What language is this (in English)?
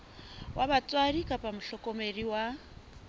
Southern Sotho